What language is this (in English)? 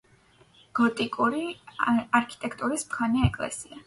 Georgian